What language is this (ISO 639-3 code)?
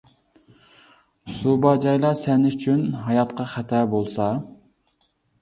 uig